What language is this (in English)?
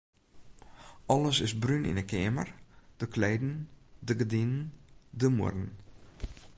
Western Frisian